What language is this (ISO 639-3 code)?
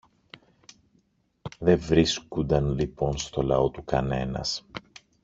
ell